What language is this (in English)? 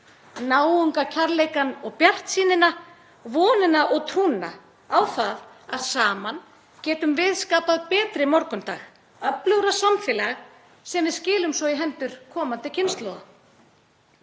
Icelandic